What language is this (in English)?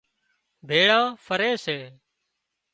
Wadiyara Koli